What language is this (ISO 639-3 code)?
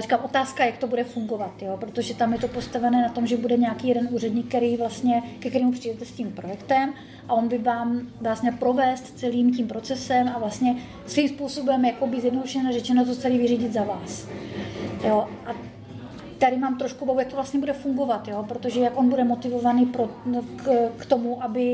ces